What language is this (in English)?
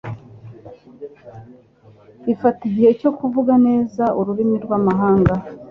Kinyarwanda